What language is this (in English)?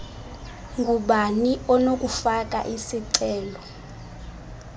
Xhosa